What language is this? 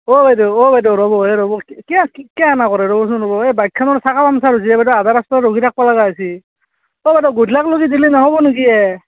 Assamese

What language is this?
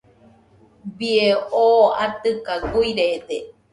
Nüpode Huitoto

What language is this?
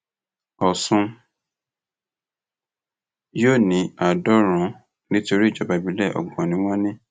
Yoruba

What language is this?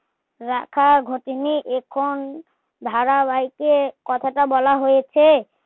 Bangla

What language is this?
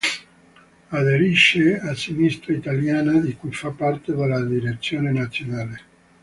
Italian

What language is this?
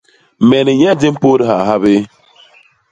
Basaa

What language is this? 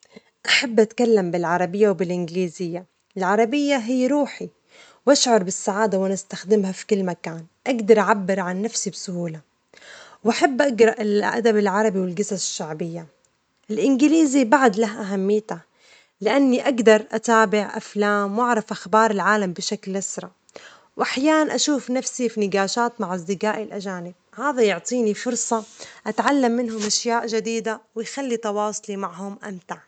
Omani Arabic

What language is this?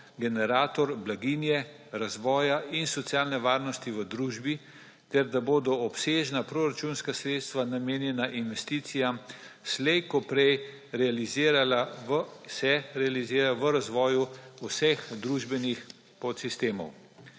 Slovenian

